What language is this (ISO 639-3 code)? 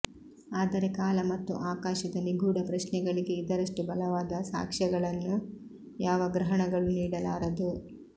kan